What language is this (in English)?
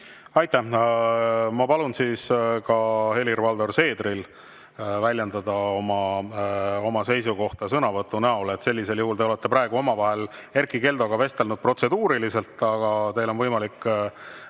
Estonian